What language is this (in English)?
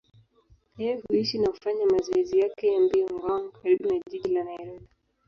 Swahili